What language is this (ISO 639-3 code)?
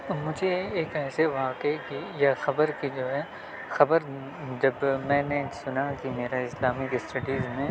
urd